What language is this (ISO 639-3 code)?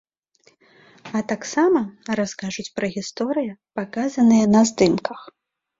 bel